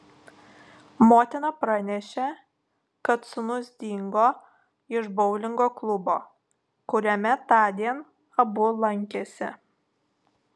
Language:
Lithuanian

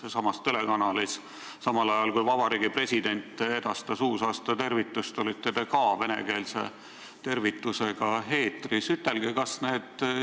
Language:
Estonian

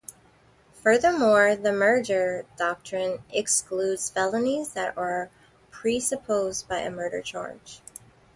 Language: English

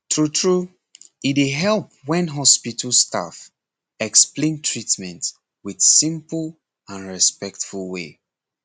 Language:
Nigerian Pidgin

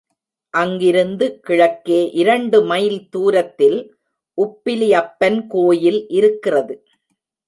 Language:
Tamil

